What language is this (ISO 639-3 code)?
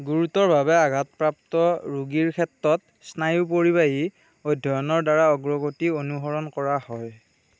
asm